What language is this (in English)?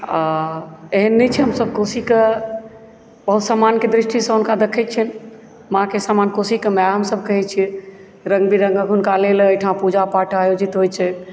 Maithili